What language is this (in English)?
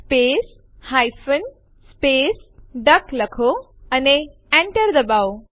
Gujarati